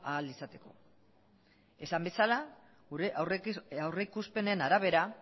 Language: Basque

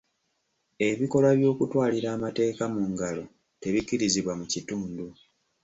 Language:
Ganda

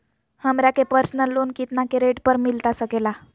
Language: Magahi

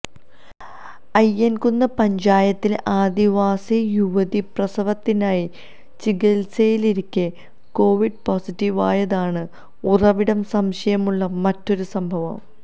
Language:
Malayalam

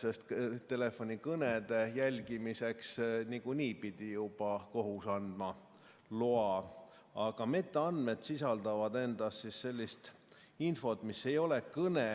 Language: Estonian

